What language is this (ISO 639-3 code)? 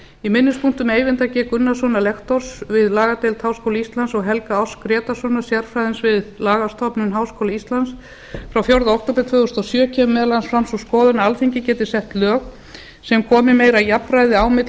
isl